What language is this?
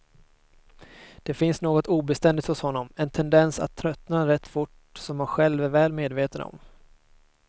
Swedish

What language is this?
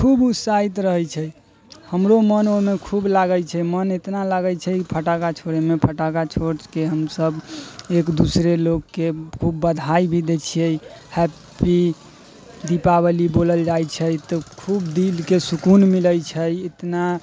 Maithili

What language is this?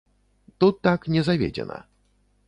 Belarusian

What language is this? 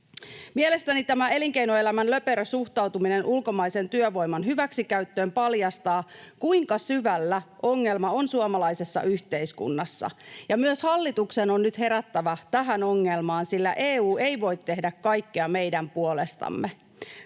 Finnish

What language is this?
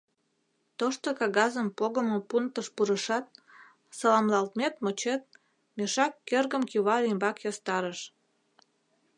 Mari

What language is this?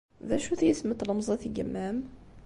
Kabyle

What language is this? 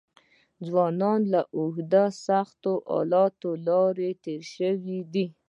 Pashto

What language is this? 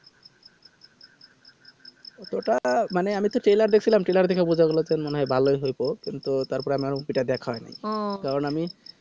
Bangla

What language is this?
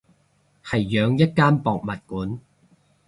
Cantonese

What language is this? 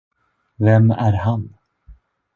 Swedish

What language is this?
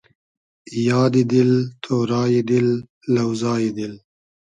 Hazaragi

